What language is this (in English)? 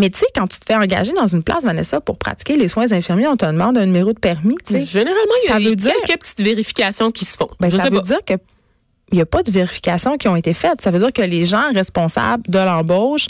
French